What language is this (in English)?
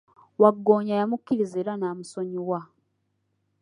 Ganda